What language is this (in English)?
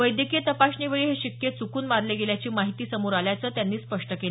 Marathi